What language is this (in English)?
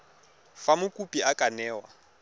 Tswana